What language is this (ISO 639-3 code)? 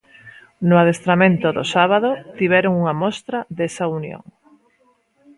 glg